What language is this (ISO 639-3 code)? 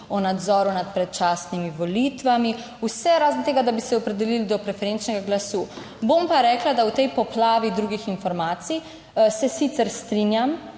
slv